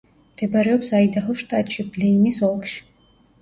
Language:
Georgian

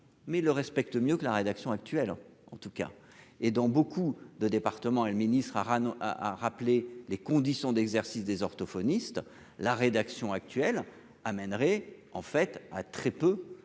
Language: French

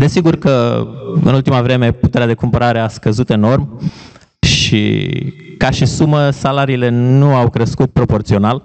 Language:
Romanian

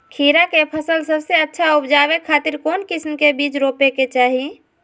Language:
Magahi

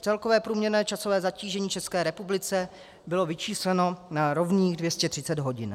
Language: Czech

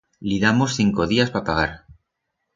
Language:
Aragonese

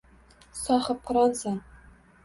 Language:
Uzbek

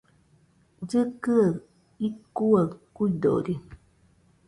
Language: Nüpode Huitoto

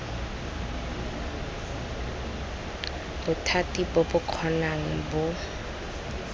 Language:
Tswana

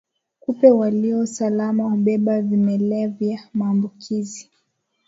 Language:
Swahili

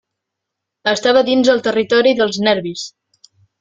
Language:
Catalan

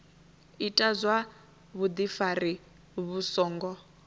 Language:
Venda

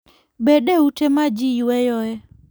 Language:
Luo (Kenya and Tanzania)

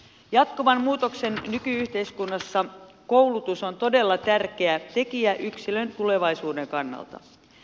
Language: Finnish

